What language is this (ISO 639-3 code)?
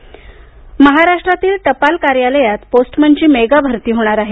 mar